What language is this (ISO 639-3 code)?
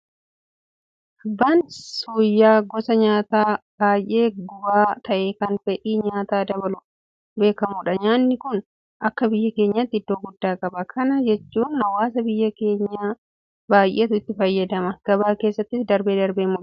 orm